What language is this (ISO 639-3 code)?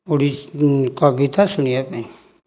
ori